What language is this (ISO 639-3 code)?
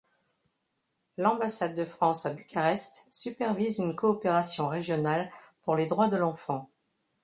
fra